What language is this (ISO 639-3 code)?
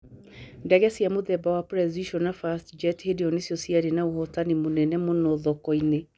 kik